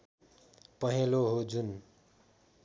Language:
Nepali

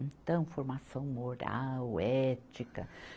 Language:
Portuguese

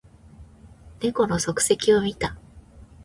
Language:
Japanese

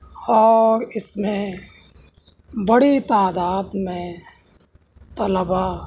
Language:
Urdu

